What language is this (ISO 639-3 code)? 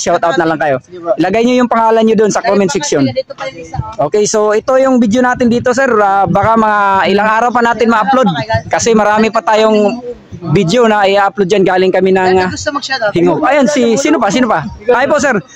fil